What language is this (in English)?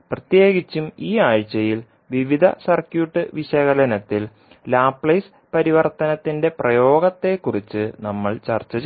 Malayalam